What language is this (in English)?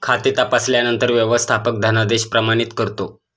Marathi